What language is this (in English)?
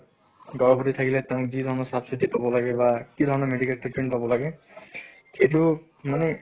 Assamese